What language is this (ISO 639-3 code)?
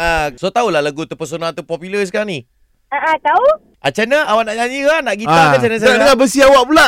msa